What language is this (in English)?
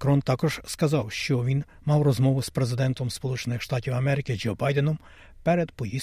Ukrainian